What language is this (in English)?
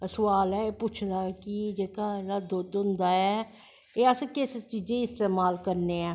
Dogri